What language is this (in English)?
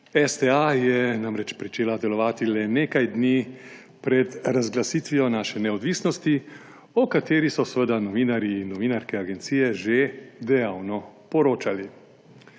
Slovenian